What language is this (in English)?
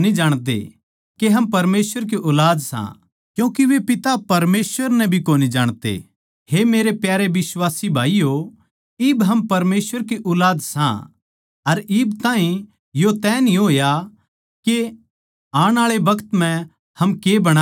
Haryanvi